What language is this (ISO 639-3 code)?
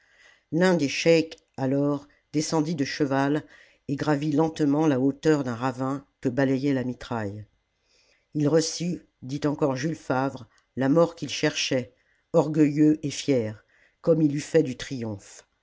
fra